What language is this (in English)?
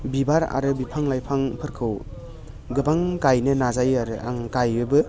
Bodo